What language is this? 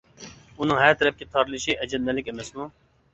Uyghur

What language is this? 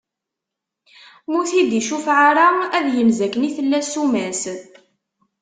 Kabyle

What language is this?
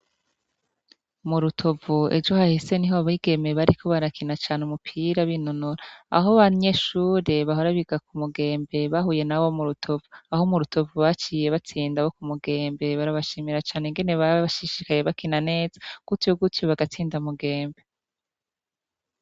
Rundi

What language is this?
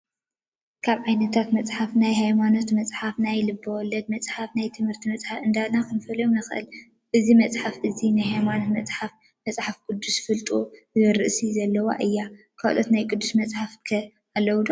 Tigrinya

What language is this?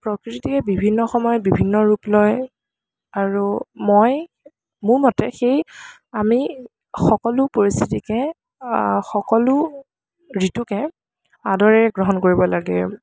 Assamese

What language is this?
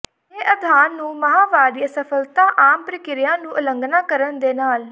Punjabi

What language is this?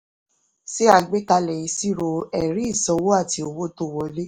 Yoruba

